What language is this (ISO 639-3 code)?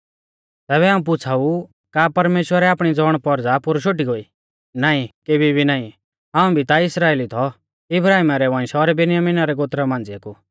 bfz